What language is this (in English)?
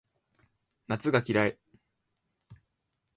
Japanese